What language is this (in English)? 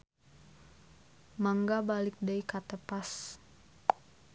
Sundanese